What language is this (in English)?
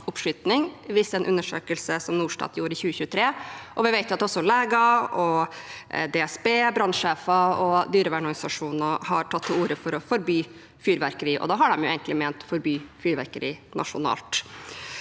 Norwegian